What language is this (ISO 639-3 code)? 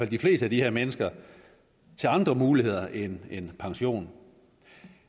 dan